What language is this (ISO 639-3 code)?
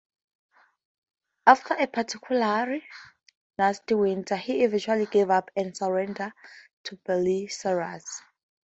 eng